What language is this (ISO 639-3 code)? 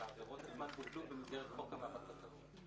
heb